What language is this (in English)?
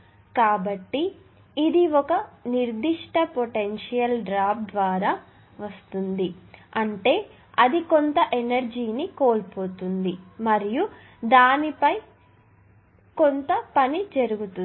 Telugu